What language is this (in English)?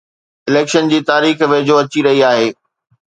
Sindhi